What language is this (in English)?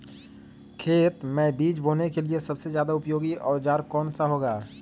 Magahi